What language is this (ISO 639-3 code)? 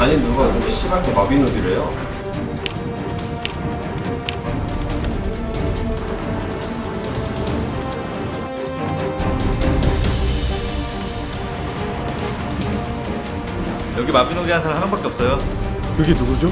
kor